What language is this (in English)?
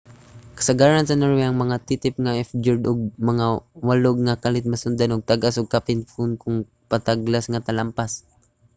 Cebuano